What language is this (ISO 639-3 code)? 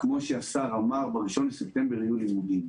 heb